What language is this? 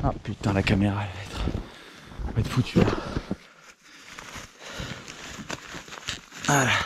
French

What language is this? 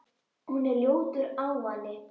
Icelandic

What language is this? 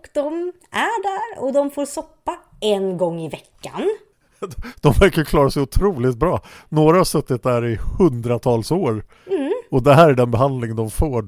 Swedish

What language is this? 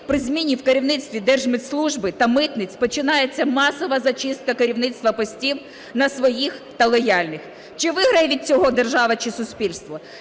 Ukrainian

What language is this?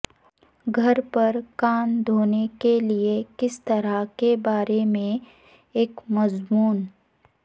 Urdu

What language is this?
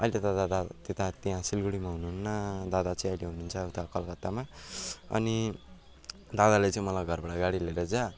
Nepali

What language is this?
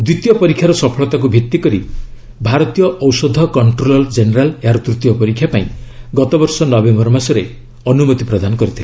Odia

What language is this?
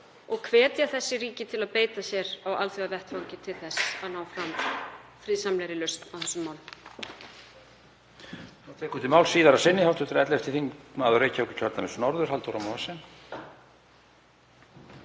Icelandic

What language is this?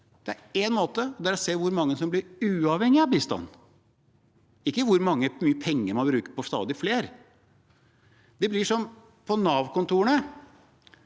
Norwegian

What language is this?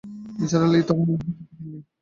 Bangla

